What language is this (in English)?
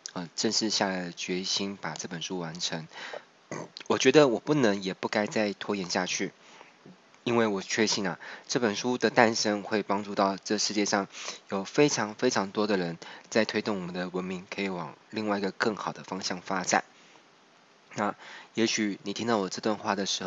Chinese